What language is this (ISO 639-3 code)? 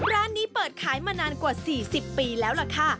tha